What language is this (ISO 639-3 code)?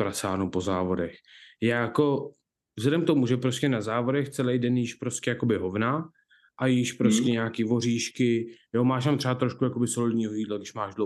ces